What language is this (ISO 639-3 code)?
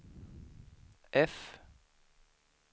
swe